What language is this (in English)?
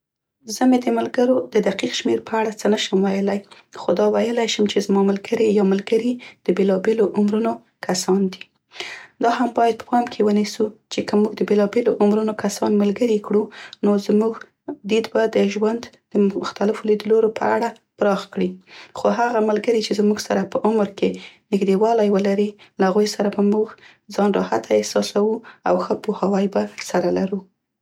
Central Pashto